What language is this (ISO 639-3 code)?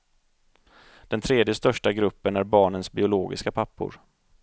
swe